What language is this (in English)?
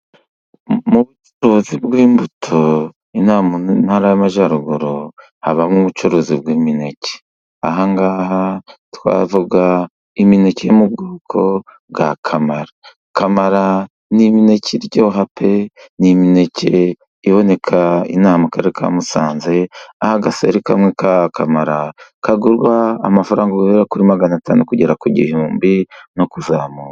Kinyarwanda